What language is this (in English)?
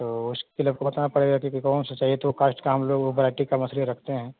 Hindi